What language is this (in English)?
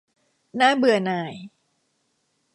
Thai